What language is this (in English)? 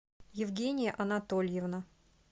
Russian